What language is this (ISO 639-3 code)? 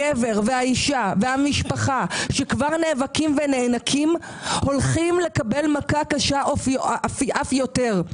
heb